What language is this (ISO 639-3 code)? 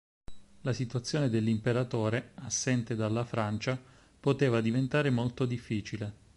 ita